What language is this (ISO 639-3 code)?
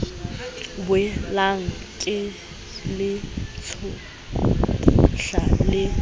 sot